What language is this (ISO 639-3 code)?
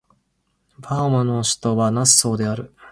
jpn